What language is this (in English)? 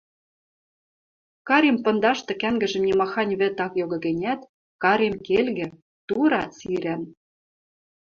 Western Mari